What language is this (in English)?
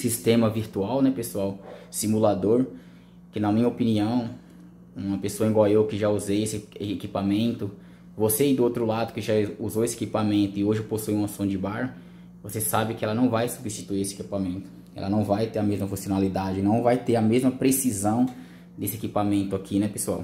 Portuguese